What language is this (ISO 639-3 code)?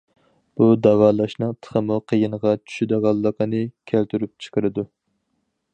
uig